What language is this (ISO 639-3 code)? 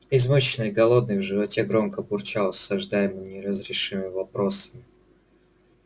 rus